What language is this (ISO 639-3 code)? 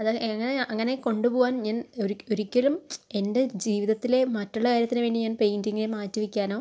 mal